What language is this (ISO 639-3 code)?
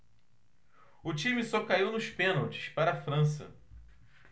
por